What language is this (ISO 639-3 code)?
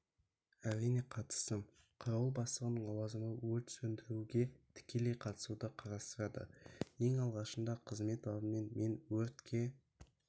kaz